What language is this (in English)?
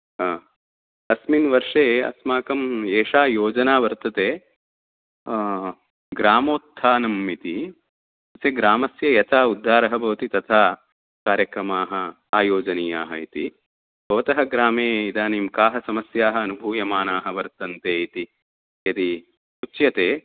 Sanskrit